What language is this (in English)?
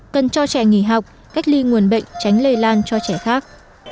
Vietnamese